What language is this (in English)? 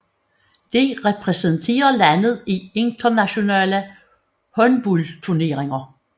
Danish